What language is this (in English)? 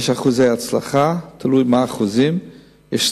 Hebrew